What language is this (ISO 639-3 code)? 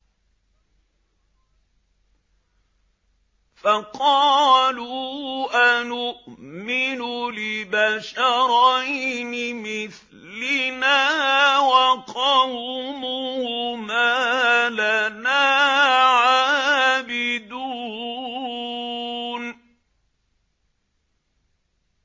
ara